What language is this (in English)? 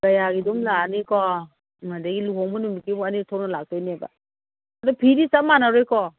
Manipuri